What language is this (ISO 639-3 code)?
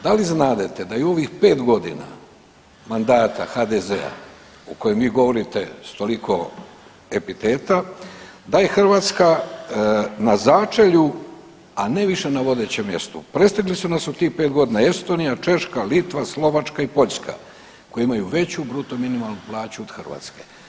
hrv